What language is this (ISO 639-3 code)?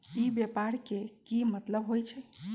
mag